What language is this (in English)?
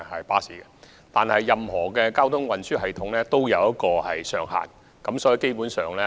Cantonese